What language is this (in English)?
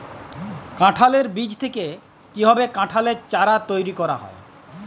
Bangla